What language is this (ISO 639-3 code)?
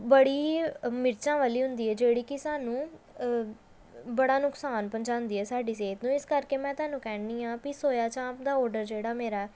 pan